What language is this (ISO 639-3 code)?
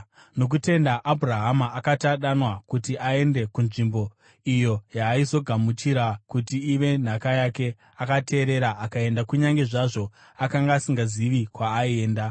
sna